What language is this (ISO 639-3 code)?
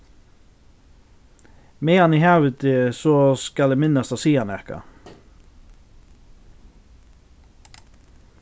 fao